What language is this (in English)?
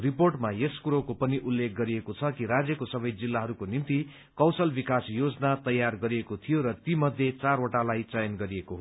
Nepali